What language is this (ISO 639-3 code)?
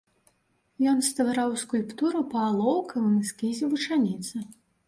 bel